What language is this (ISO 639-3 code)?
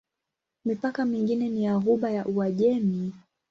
swa